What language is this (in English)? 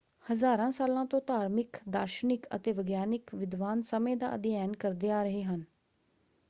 Punjabi